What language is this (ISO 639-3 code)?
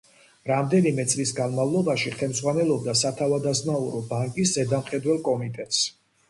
kat